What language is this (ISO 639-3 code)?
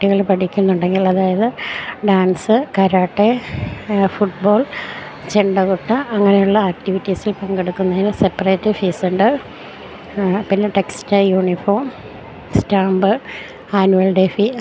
mal